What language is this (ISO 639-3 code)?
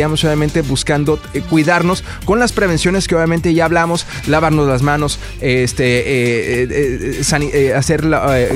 spa